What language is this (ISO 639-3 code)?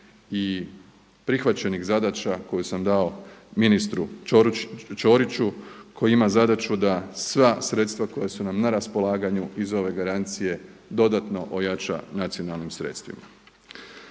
hrv